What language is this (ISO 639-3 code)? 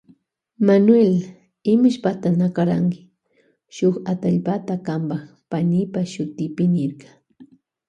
qvj